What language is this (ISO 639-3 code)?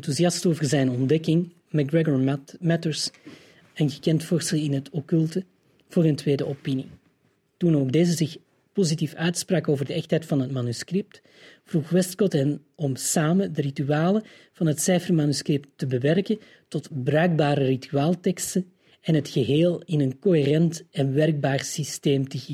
nld